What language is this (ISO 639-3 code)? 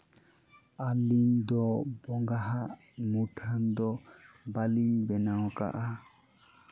sat